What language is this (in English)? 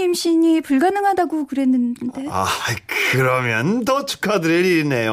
Korean